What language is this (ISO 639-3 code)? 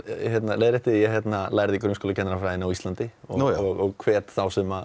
isl